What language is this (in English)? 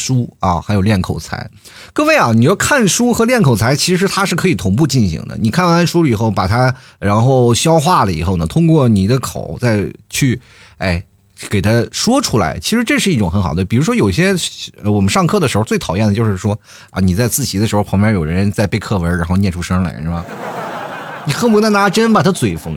Chinese